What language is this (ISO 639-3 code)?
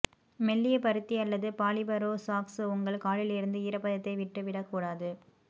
tam